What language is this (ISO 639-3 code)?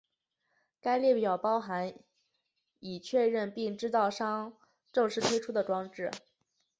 zho